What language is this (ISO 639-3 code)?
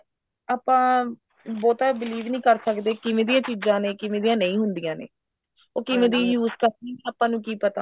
pan